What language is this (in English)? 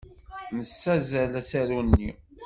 Kabyle